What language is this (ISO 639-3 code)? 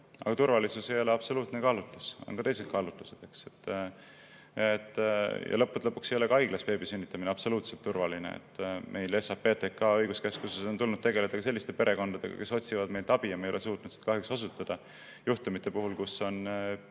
est